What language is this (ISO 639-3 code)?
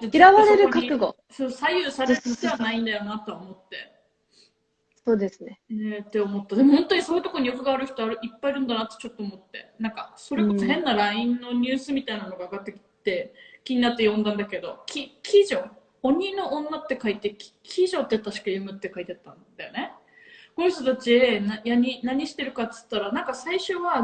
jpn